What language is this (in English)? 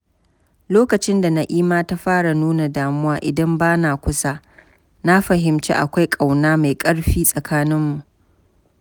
Hausa